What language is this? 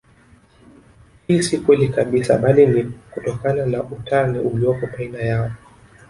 Swahili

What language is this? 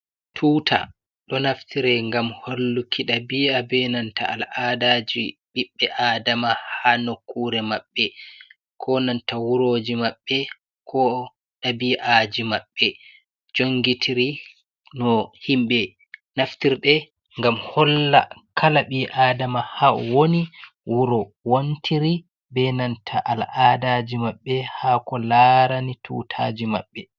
Fula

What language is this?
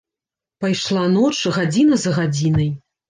Belarusian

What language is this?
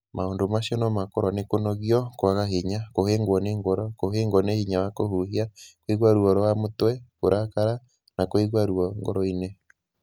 Kikuyu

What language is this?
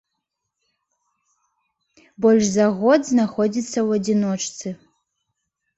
Belarusian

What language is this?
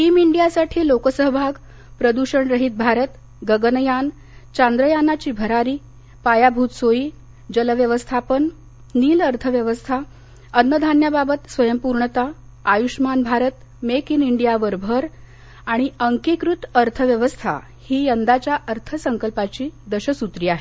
Marathi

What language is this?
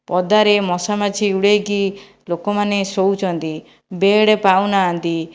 Odia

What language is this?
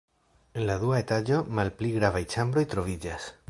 Esperanto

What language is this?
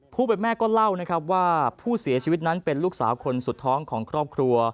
Thai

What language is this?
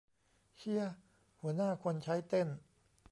Thai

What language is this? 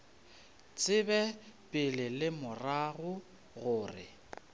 Northern Sotho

